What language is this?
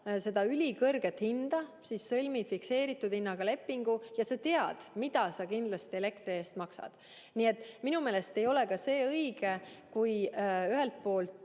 Estonian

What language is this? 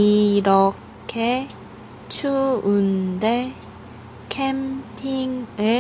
Korean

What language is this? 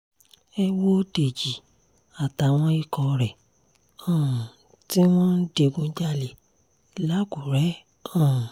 Yoruba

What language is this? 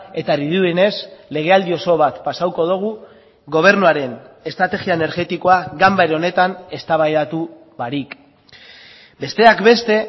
Basque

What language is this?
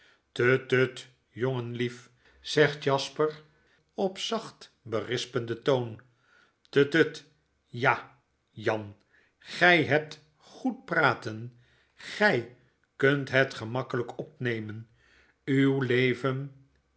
Dutch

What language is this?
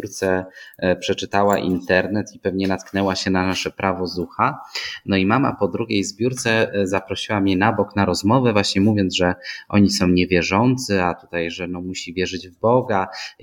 Polish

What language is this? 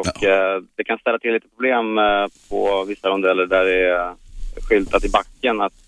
Swedish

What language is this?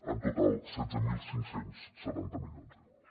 Catalan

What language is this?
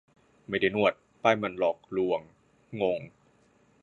Thai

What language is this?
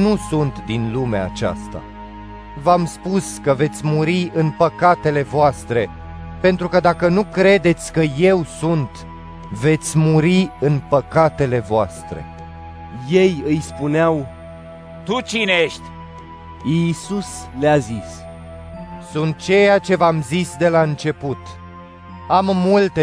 Romanian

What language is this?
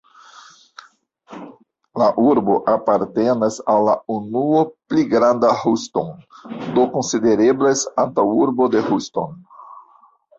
Esperanto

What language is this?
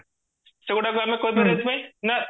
Odia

